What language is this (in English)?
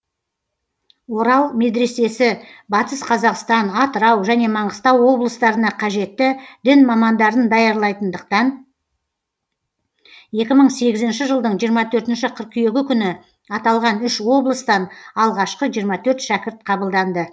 Kazakh